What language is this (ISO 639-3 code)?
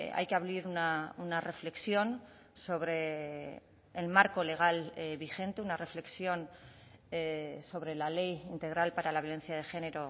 spa